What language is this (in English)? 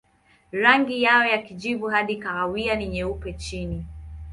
Swahili